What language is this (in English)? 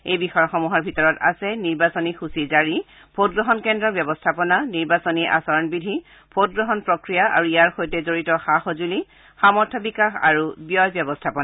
Assamese